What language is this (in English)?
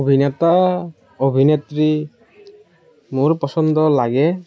Assamese